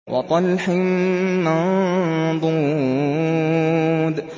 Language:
Arabic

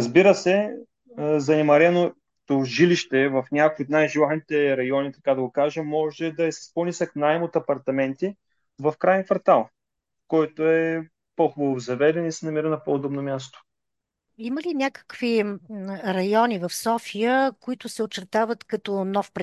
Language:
Bulgarian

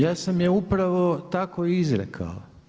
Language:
Croatian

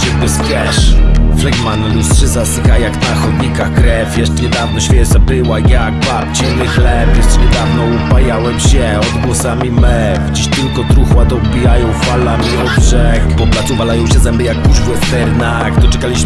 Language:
Polish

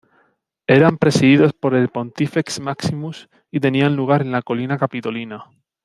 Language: Spanish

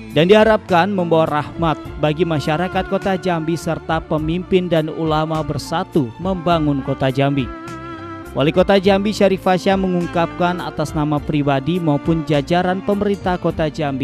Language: Indonesian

